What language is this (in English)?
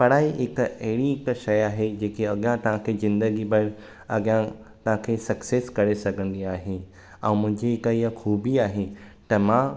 Sindhi